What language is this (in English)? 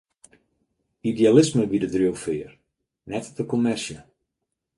Western Frisian